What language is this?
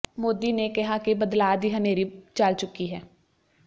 Punjabi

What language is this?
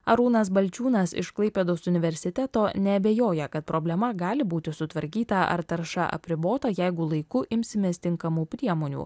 Lithuanian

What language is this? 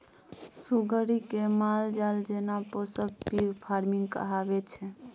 Maithili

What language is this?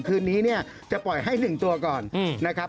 Thai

